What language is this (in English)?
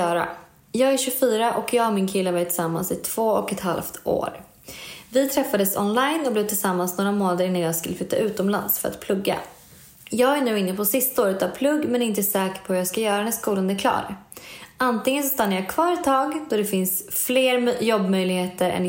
Swedish